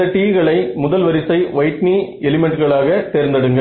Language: Tamil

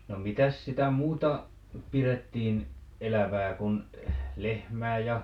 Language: Finnish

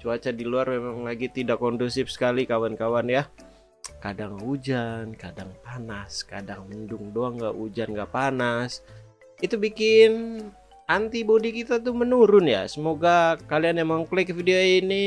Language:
Indonesian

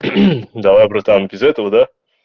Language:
Russian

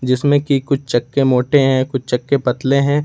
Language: Hindi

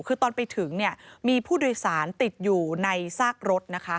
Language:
Thai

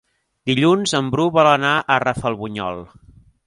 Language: Catalan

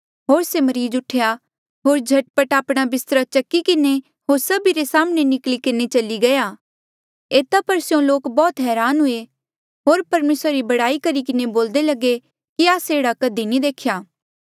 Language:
Mandeali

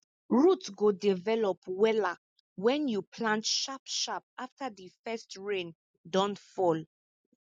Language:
Nigerian Pidgin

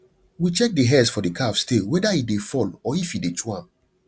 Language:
Nigerian Pidgin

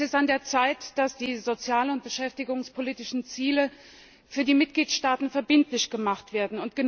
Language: German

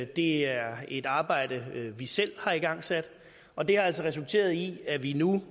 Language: Danish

